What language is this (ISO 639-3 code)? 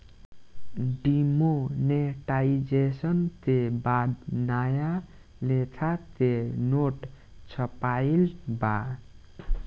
bho